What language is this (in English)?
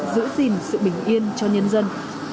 Vietnamese